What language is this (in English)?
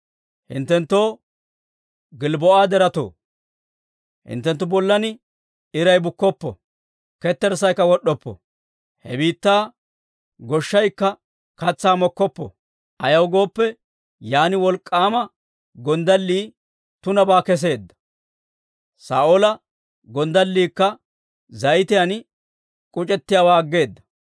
Dawro